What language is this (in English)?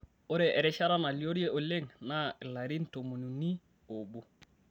Masai